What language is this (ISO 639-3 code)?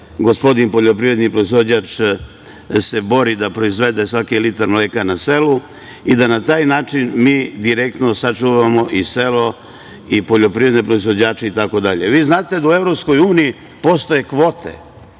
srp